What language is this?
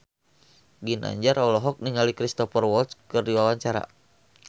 Sundanese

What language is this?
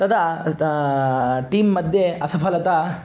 Sanskrit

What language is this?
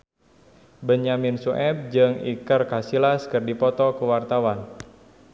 Sundanese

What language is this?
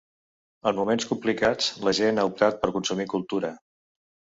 Catalan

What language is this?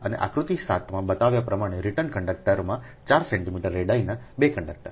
Gujarati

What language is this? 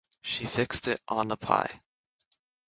English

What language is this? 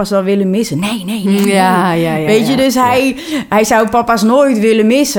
Dutch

